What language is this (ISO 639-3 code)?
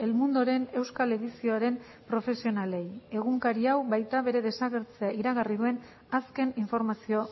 eus